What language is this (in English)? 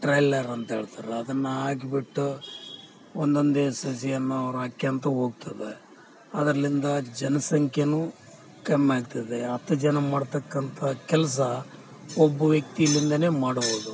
Kannada